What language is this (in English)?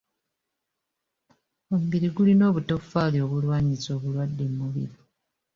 Ganda